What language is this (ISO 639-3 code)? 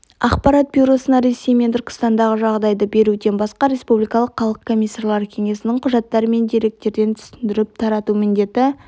kaz